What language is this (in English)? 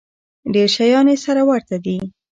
Pashto